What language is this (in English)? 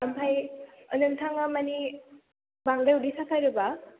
Bodo